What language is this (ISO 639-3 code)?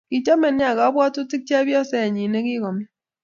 kln